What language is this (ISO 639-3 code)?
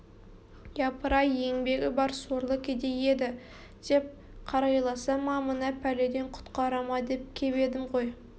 kaz